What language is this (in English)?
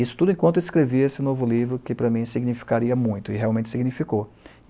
Portuguese